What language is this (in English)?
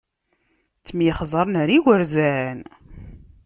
Kabyle